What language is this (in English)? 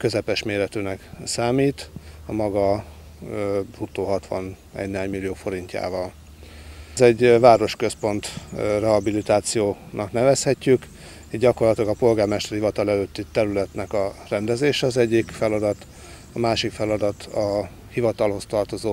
Hungarian